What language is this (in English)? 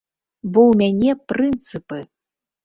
Belarusian